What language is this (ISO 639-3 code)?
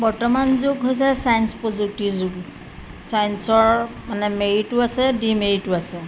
asm